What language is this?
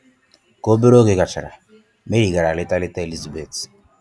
Igbo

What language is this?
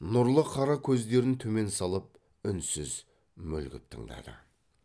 Kazakh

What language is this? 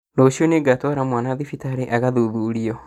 Kikuyu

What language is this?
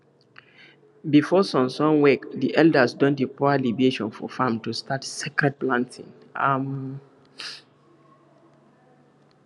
Nigerian Pidgin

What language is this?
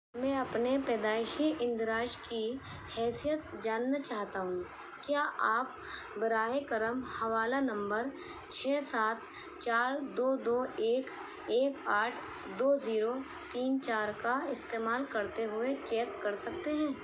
Urdu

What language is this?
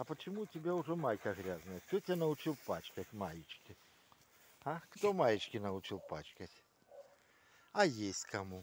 Russian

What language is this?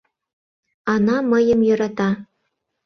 Mari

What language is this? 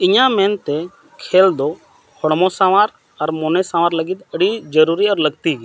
Santali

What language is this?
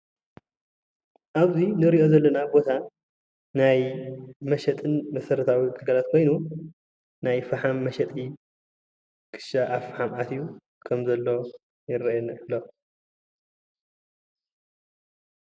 Tigrinya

